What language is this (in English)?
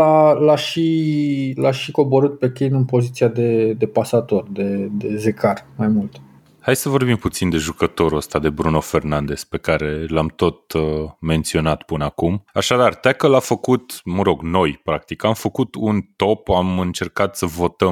Romanian